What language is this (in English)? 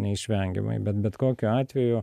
Lithuanian